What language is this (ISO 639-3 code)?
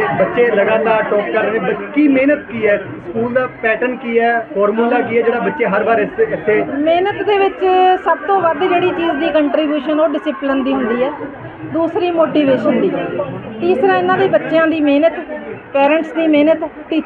pan